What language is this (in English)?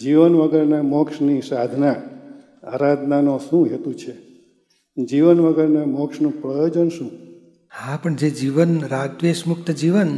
Gujarati